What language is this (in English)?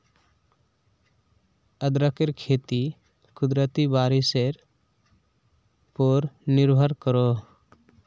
Magahi